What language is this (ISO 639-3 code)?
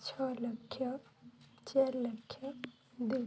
ori